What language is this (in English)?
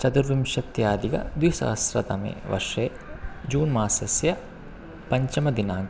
Sanskrit